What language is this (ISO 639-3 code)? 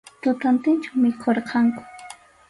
qxu